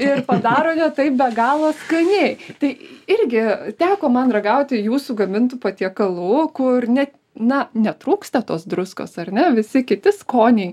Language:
Lithuanian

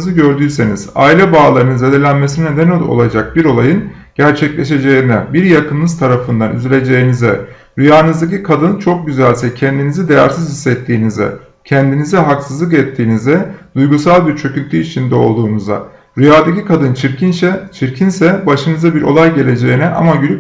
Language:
Turkish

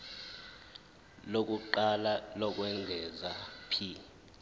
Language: Zulu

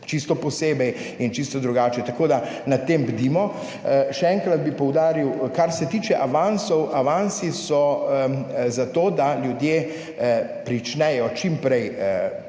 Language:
Slovenian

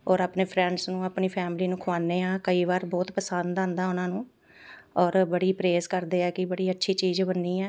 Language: Punjabi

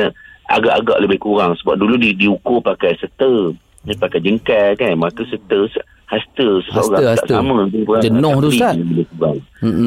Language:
Malay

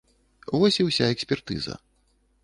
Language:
Belarusian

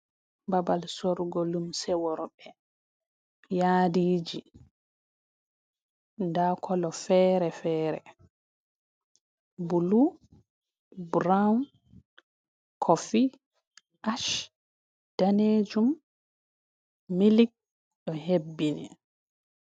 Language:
Fula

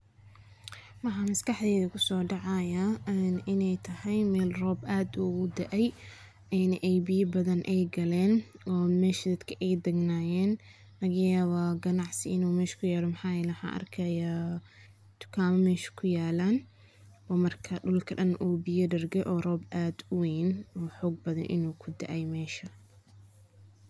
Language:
Somali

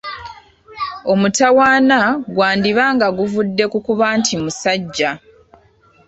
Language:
Ganda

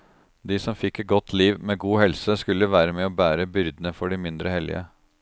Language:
Norwegian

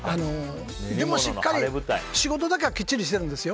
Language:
Japanese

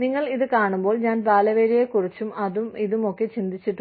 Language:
Malayalam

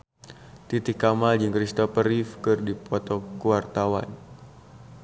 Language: Sundanese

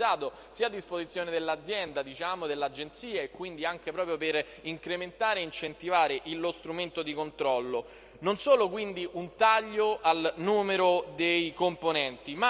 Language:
Italian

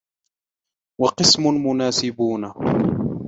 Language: Arabic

